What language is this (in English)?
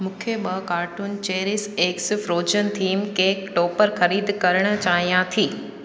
Sindhi